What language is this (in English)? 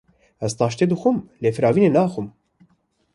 Kurdish